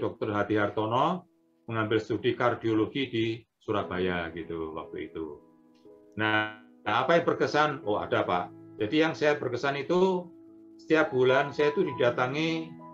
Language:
Indonesian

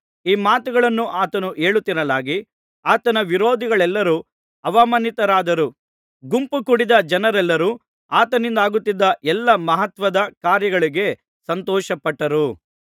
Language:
Kannada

